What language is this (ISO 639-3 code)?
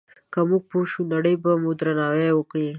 pus